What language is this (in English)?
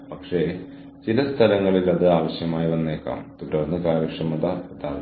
Malayalam